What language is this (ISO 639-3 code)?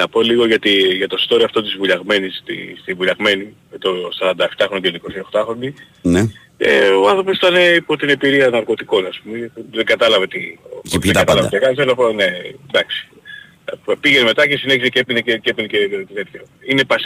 ell